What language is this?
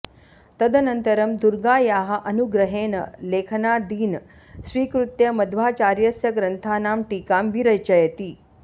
Sanskrit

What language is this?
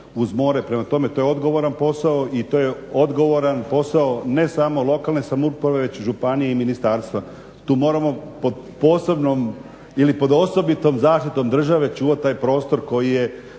Croatian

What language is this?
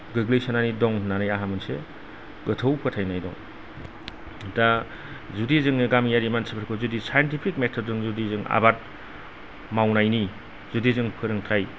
Bodo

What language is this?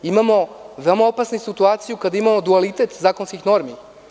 Serbian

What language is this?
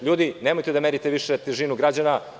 Serbian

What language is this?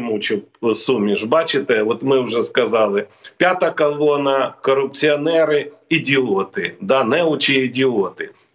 Ukrainian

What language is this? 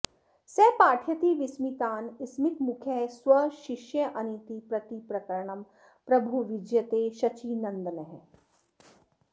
Sanskrit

